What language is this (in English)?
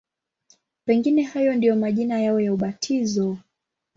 Swahili